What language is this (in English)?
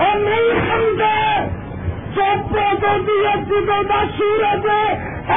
Urdu